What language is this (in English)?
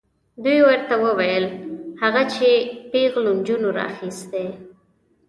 Pashto